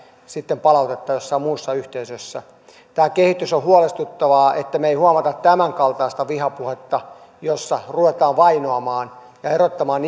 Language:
Finnish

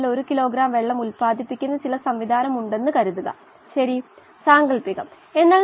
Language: Malayalam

